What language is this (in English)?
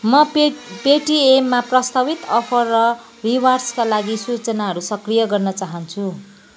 Nepali